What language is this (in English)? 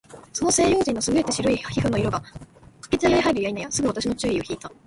Japanese